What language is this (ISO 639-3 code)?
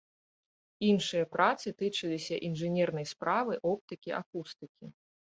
bel